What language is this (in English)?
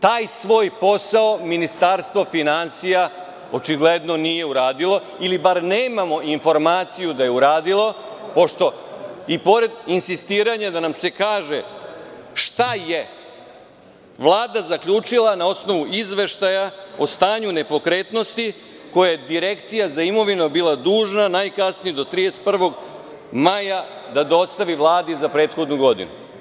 Serbian